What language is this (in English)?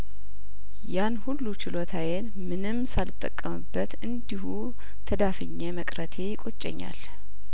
Amharic